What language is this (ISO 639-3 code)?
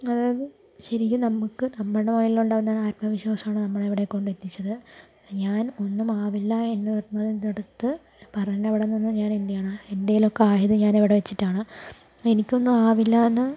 mal